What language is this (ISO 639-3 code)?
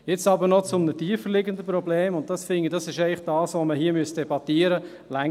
gsw